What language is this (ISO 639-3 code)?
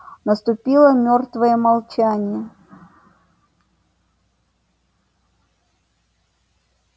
rus